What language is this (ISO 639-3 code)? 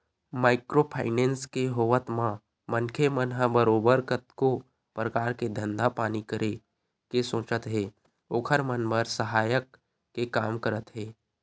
hne